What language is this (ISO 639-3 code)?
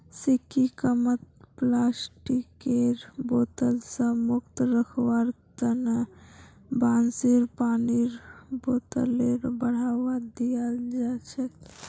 mag